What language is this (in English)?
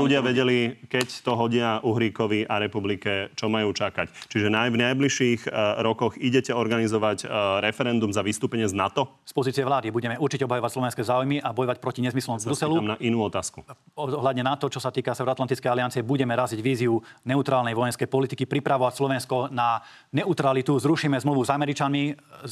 Slovak